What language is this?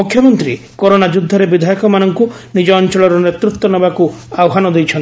Odia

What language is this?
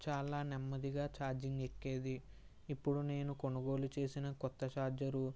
Telugu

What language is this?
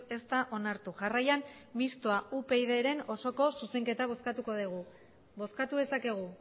Basque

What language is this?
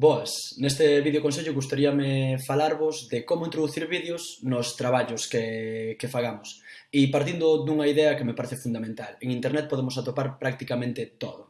Galician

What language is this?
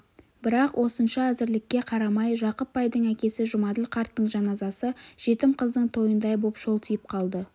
Kazakh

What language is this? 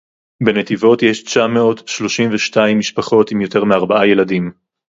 Hebrew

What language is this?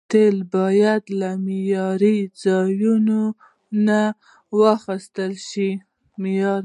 Pashto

